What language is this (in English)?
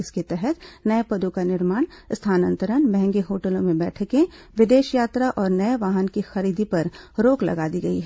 Hindi